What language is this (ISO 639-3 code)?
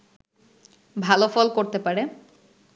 ben